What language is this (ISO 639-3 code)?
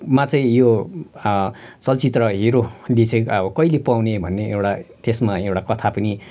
nep